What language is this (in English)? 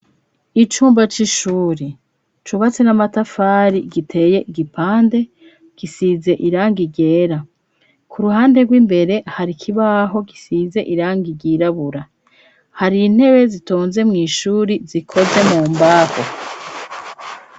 Rundi